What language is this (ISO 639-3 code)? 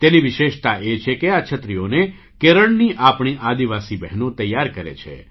guj